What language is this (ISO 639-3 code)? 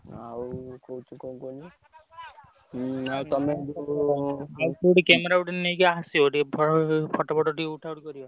ori